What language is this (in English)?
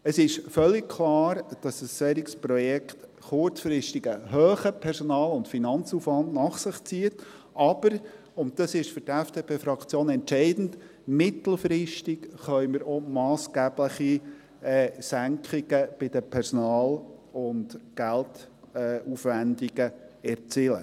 Swiss German